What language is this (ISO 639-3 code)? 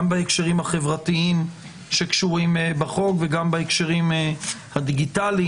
heb